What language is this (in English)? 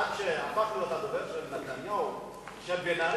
Hebrew